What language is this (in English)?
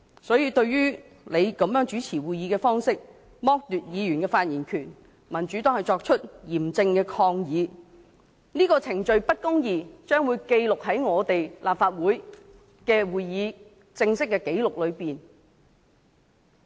Cantonese